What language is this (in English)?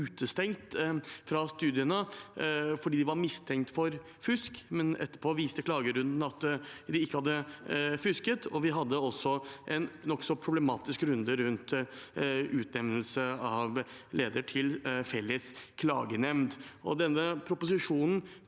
Norwegian